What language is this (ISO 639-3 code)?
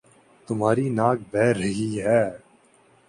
urd